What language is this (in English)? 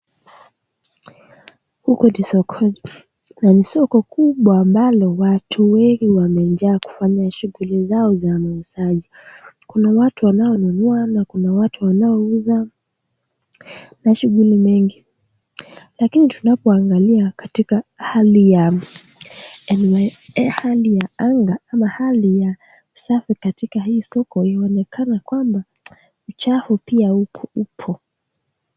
Swahili